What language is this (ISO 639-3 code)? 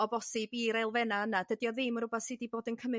cym